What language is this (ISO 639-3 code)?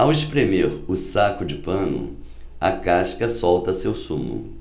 por